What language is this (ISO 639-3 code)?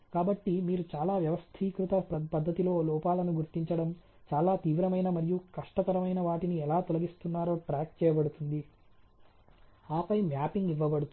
tel